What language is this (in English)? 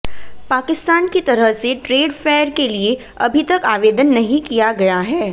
Hindi